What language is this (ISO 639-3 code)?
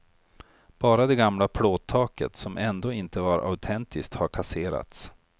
swe